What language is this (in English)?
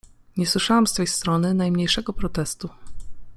Polish